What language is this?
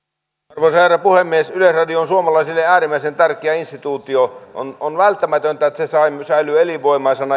Finnish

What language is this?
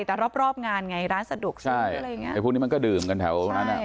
Thai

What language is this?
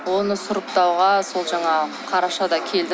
Kazakh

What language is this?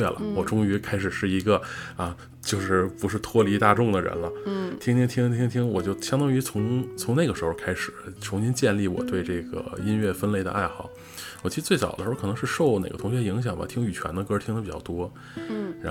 Chinese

